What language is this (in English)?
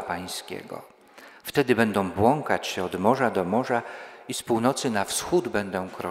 Polish